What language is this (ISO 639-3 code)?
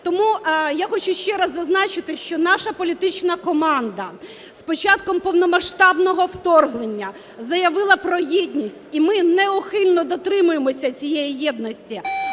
ukr